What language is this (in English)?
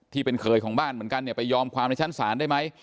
Thai